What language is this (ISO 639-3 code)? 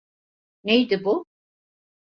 tur